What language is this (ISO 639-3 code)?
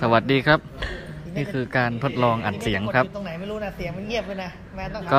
tha